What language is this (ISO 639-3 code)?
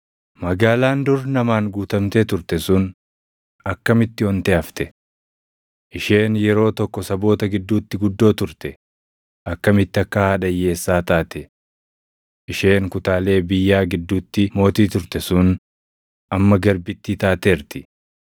orm